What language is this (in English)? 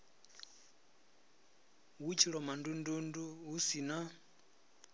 Venda